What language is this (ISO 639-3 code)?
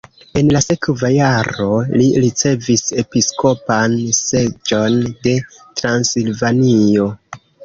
epo